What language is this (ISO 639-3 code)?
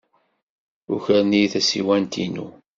kab